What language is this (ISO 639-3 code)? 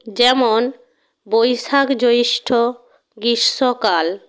ben